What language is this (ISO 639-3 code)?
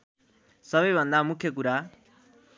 nep